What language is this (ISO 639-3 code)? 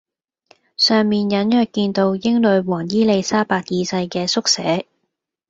yue